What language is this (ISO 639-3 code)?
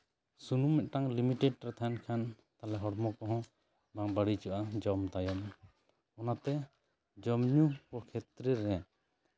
sat